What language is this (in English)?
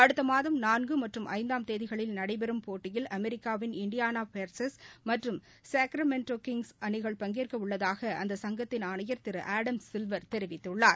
Tamil